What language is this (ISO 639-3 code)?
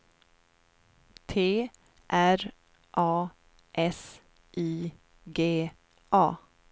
swe